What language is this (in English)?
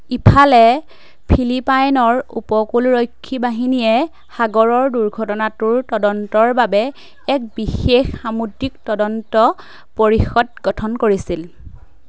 Assamese